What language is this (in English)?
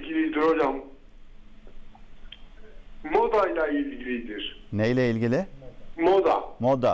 Turkish